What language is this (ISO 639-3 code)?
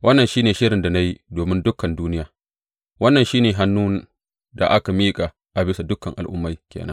hau